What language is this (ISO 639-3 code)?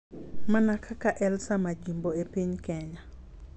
luo